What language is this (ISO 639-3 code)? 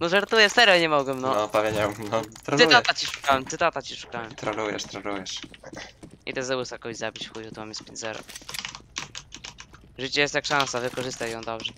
pol